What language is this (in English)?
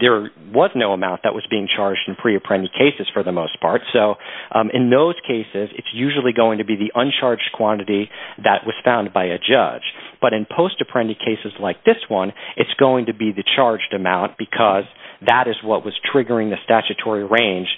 English